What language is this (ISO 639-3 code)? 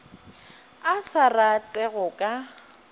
nso